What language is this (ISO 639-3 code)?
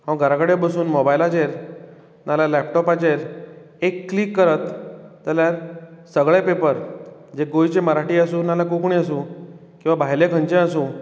kok